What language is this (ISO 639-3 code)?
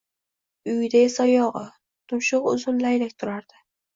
uzb